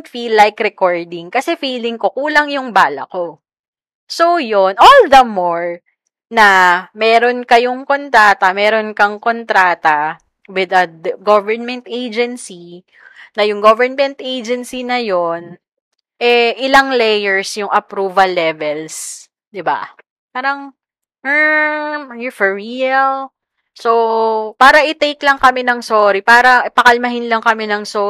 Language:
Filipino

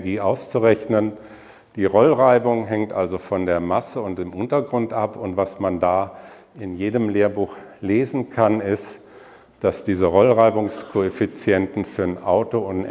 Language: German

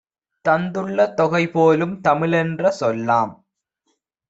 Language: Tamil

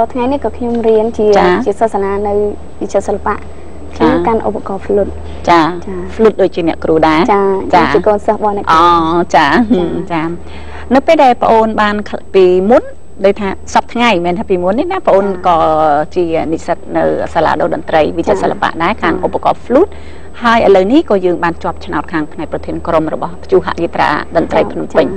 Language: Thai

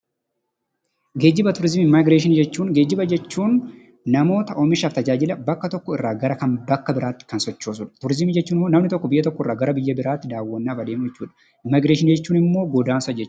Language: Oromo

